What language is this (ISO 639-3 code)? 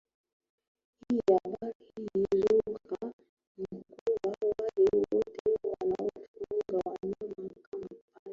swa